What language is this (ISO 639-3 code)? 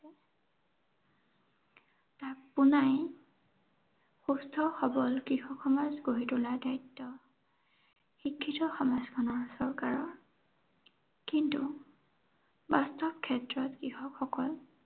asm